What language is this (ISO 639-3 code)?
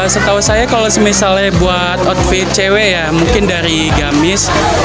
ind